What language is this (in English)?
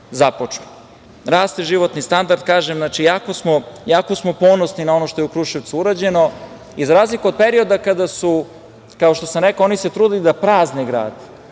Serbian